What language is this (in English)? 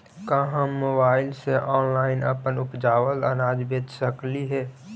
Magahi